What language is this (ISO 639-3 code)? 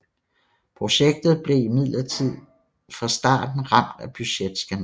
dan